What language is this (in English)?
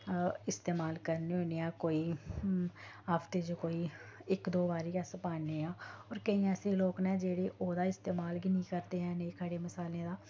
Dogri